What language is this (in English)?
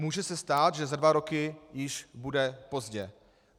Czech